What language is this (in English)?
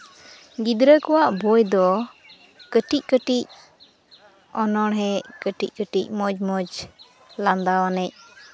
Santali